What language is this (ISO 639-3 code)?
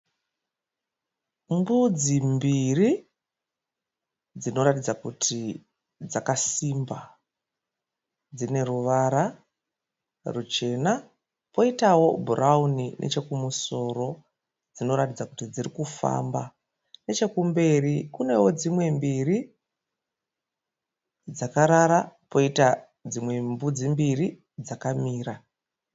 sna